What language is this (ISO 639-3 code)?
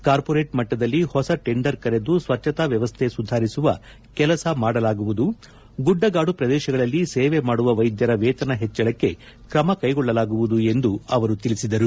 kan